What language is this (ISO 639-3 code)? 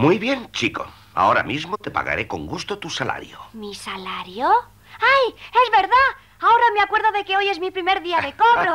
spa